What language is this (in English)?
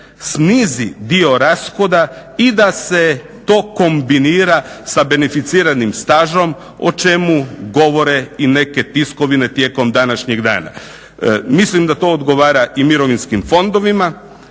Croatian